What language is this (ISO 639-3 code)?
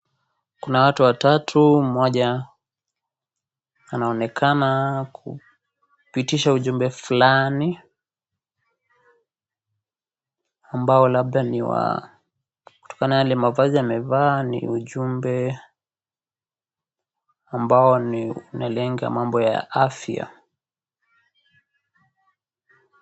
swa